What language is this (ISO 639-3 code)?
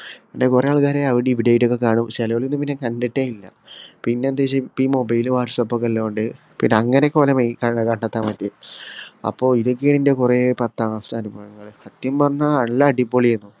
mal